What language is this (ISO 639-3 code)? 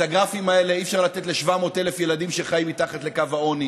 heb